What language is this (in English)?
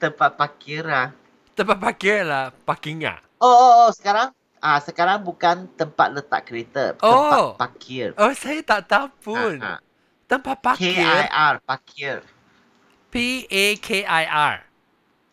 Malay